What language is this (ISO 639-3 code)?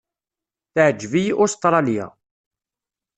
kab